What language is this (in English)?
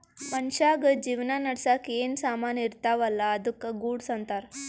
Kannada